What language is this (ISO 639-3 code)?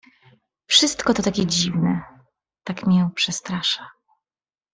pol